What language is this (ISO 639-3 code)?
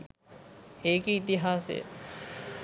sin